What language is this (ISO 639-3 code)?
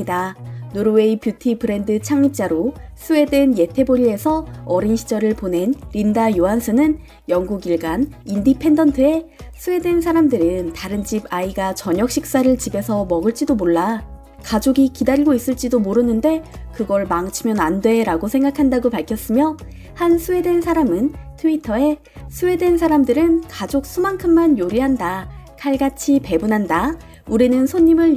kor